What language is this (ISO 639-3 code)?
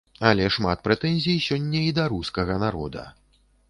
bel